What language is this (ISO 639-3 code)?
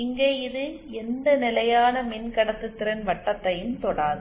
tam